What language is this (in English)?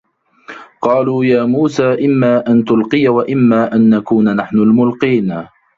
Arabic